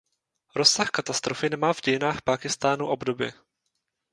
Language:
Czech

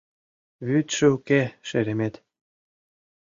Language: Mari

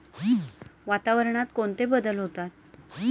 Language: Marathi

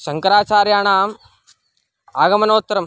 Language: Sanskrit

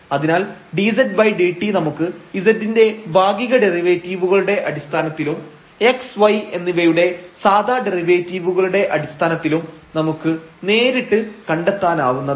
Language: Malayalam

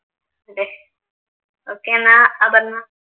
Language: Malayalam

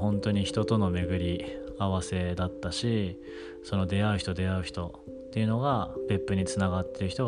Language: Japanese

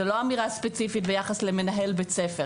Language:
Hebrew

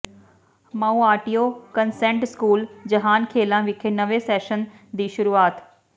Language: Punjabi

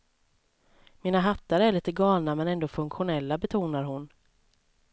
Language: Swedish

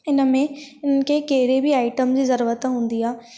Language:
Sindhi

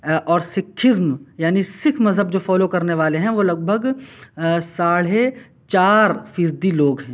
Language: Urdu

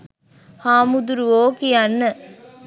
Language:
Sinhala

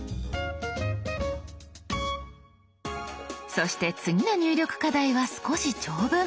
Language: Japanese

